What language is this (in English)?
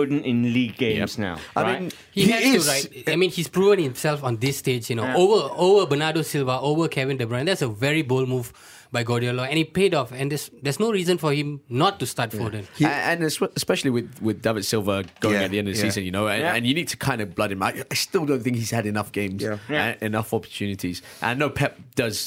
English